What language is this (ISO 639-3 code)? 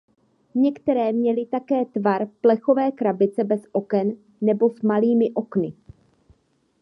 ces